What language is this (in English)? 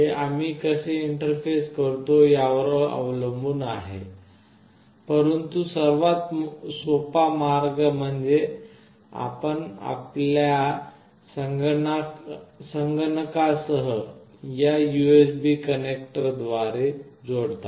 Marathi